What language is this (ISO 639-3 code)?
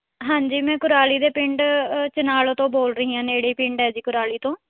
pan